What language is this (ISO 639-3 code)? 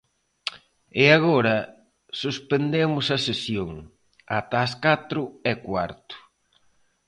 glg